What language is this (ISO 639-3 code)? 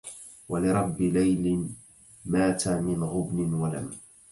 ara